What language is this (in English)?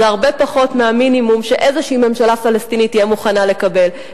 Hebrew